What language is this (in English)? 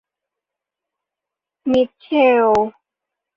Thai